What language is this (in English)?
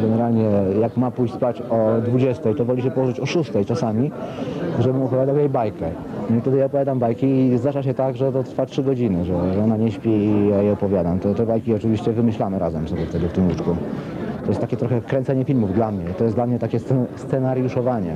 Polish